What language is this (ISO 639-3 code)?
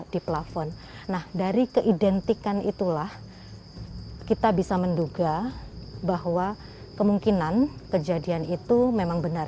ind